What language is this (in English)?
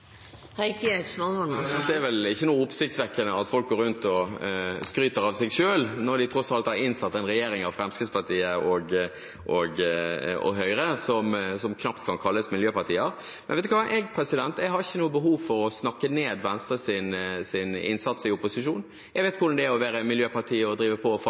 Norwegian Bokmål